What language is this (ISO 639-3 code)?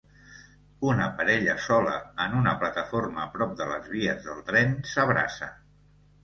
cat